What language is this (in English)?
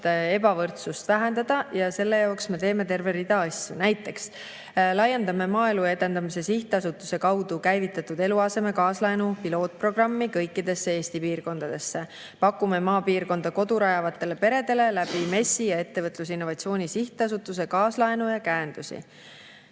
Estonian